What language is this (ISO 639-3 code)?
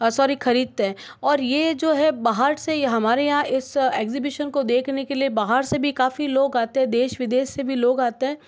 hin